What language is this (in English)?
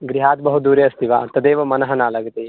Sanskrit